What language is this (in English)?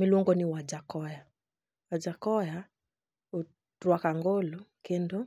Luo (Kenya and Tanzania)